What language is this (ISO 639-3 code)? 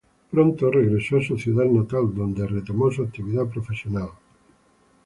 spa